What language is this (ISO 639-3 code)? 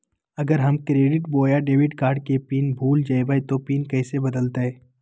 mag